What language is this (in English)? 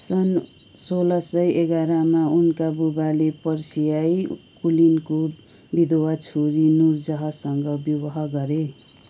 Nepali